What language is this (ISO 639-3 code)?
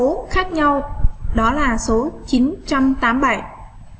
vie